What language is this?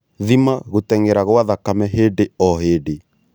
Kikuyu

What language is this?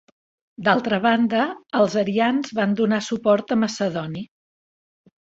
Catalan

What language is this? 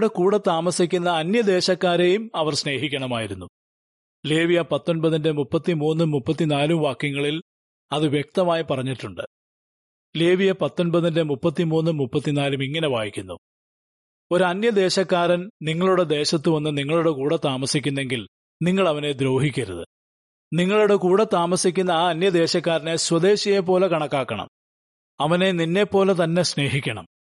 Malayalam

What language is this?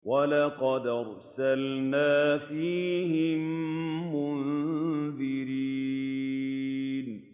Arabic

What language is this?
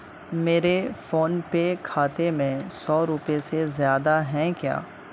Urdu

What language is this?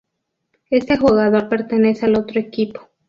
Spanish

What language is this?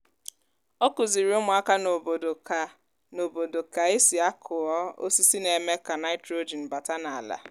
Igbo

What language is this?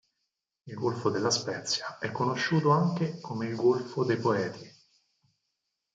Italian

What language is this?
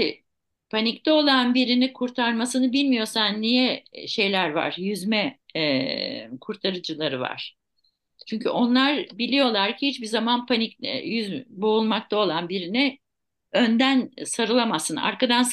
Turkish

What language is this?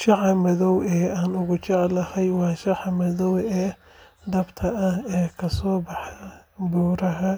Somali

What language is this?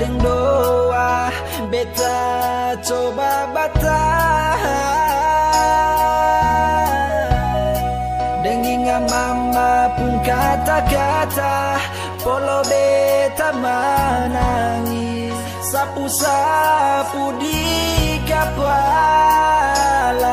Indonesian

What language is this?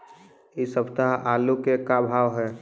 Magahi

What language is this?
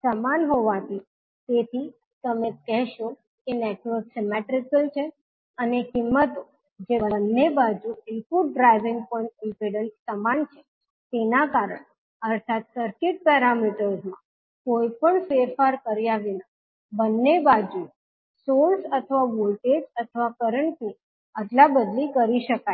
Gujarati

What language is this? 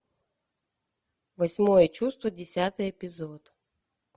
Russian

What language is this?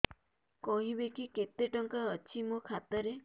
Odia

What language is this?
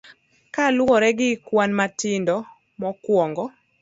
Luo (Kenya and Tanzania)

